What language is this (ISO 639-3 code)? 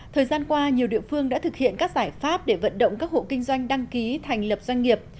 vie